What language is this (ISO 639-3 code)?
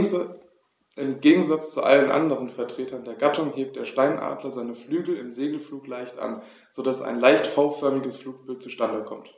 deu